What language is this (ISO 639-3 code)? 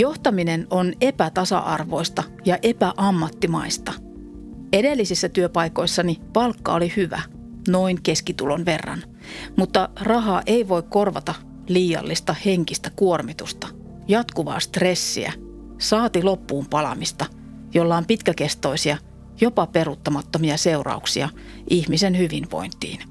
fin